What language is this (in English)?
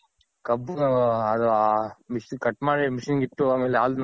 Kannada